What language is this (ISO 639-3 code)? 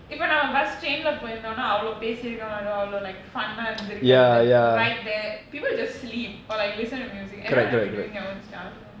eng